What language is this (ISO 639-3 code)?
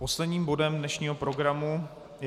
ces